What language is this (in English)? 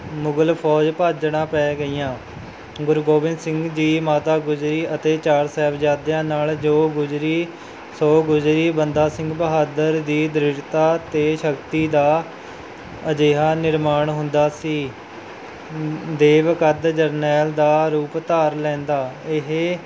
Punjabi